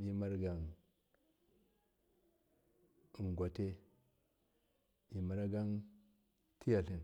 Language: Miya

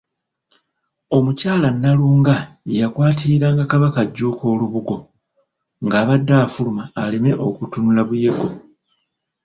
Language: Ganda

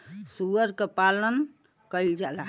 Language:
Bhojpuri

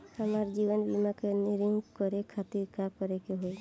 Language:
Bhojpuri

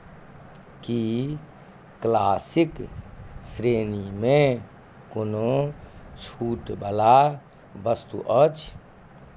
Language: Maithili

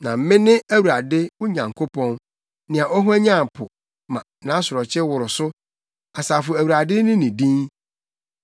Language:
Akan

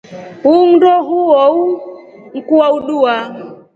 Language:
Rombo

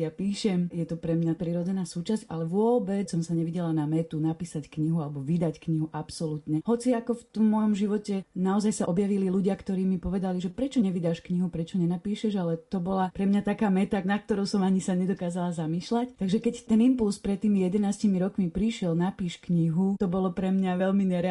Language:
Slovak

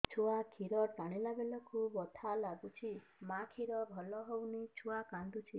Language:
Odia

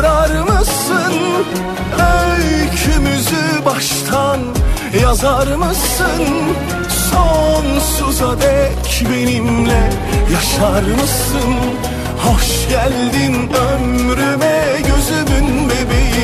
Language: Turkish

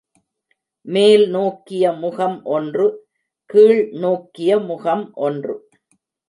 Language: Tamil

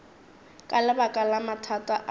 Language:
Northern Sotho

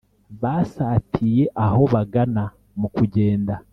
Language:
Kinyarwanda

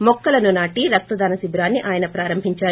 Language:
Telugu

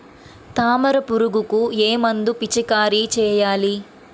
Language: Telugu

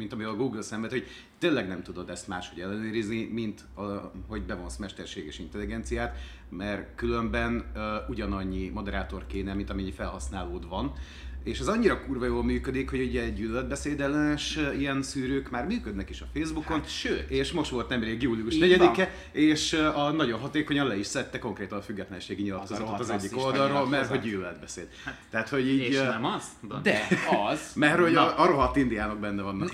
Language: Hungarian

